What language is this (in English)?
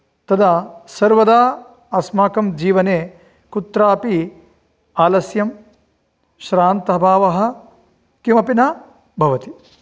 Sanskrit